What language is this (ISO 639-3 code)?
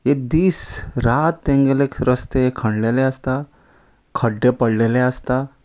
kok